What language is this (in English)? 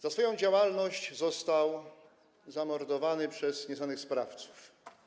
Polish